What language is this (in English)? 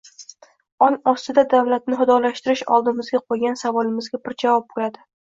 Uzbek